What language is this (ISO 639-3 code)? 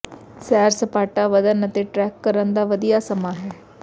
pan